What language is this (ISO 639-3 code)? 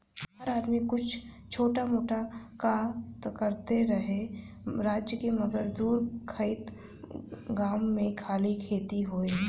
bho